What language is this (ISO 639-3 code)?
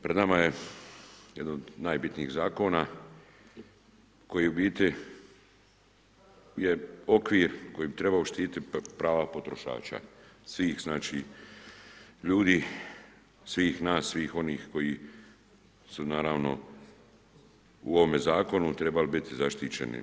hrv